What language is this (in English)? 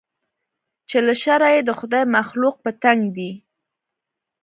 Pashto